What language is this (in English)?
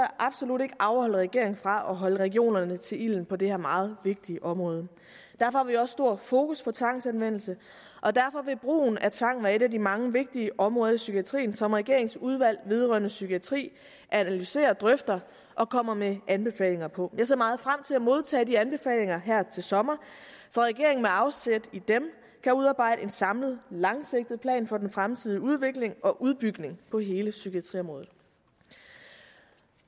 Danish